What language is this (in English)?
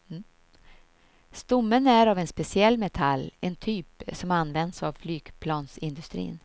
Swedish